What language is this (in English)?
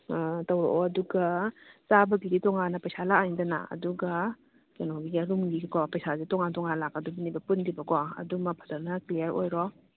Manipuri